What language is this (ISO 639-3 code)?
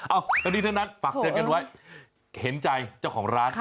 tha